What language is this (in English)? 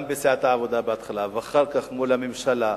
Hebrew